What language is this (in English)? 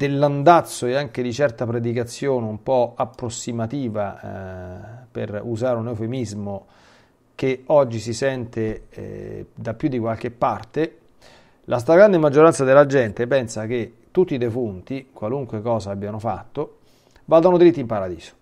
Italian